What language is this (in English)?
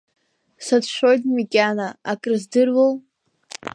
Abkhazian